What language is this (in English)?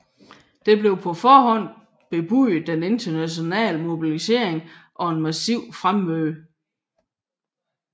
Danish